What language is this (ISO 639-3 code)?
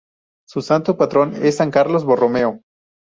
spa